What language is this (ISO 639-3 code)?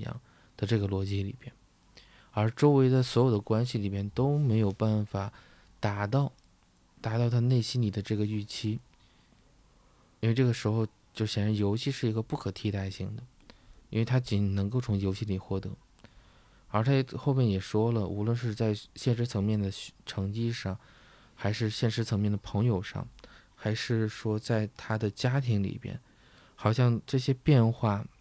zho